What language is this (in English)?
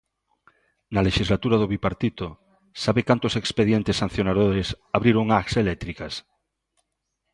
Galician